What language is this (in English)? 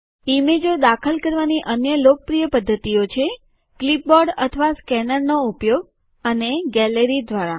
Gujarati